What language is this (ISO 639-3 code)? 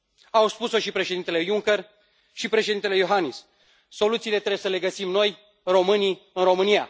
ron